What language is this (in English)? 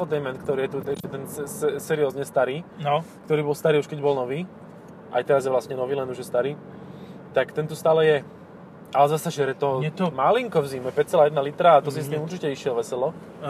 Slovak